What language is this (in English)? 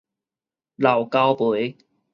Min Nan Chinese